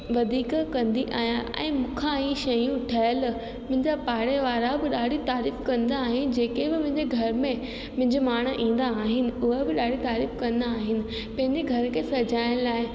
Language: Sindhi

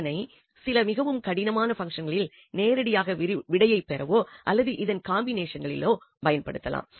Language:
Tamil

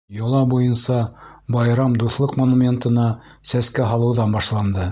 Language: Bashkir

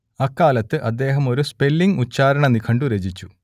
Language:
Malayalam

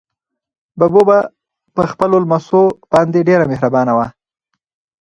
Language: Pashto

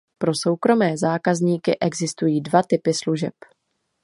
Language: Czech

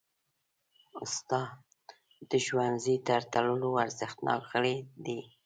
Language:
Pashto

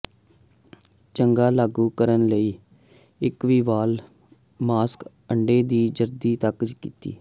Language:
Punjabi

